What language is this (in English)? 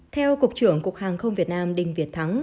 Vietnamese